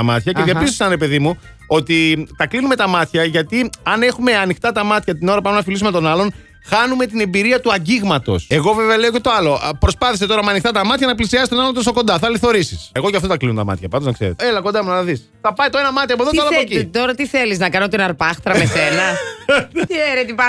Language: Greek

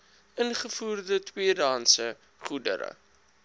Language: Afrikaans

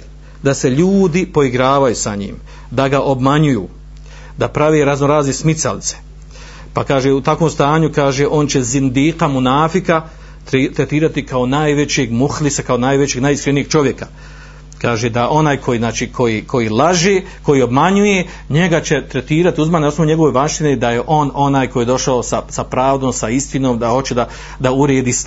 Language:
Croatian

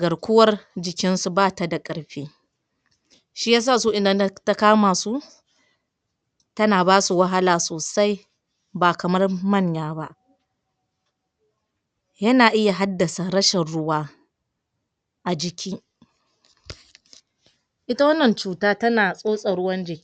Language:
Hausa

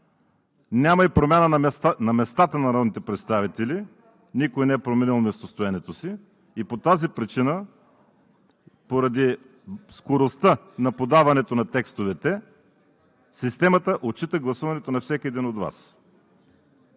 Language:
Bulgarian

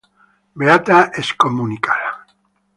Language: Italian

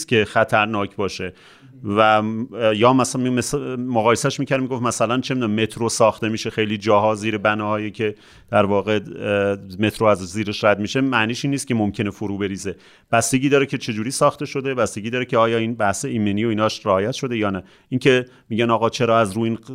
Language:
Persian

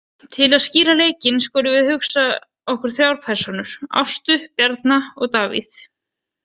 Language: Icelandic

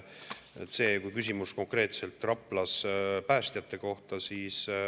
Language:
Estonian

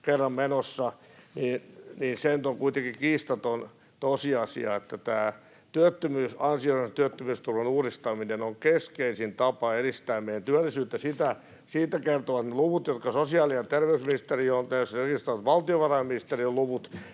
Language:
Finnish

